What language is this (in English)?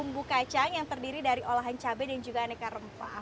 Indonesian